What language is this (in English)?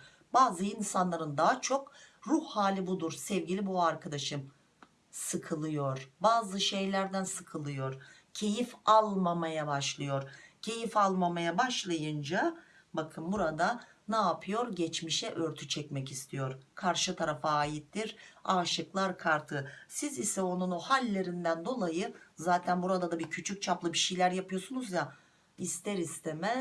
Turkish